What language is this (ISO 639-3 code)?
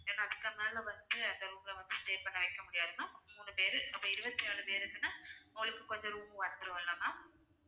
tam